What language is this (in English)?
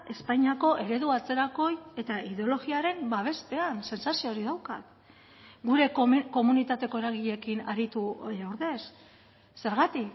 Basque